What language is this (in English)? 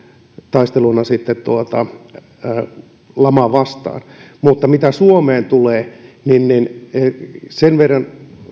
Finnish